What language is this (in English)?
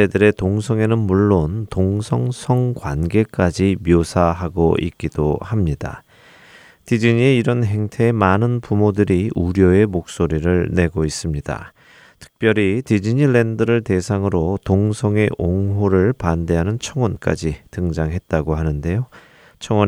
Korean